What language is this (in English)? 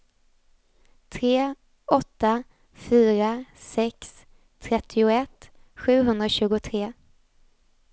Swedish